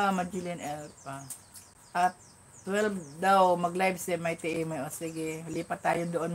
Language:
Filipino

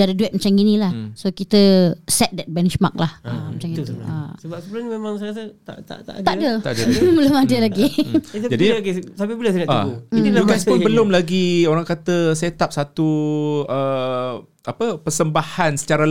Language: Malay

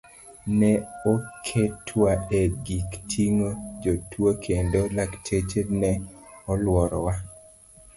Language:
Luo (Kenya and Tanzania)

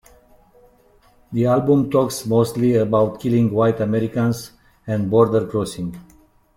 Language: English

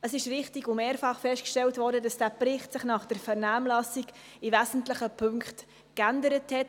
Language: Swiss German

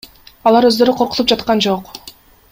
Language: Kyrgyz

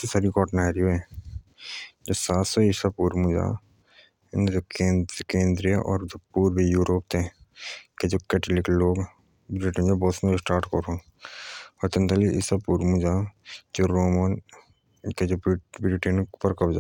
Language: Jaunsari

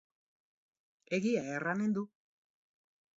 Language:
Basque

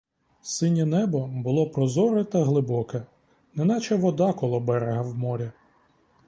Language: Ukrainian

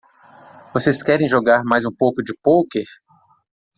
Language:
Portuguese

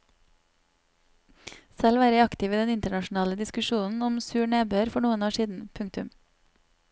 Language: Norwegian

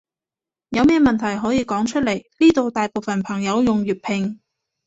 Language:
Cantonese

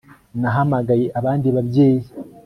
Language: Kinyarwanda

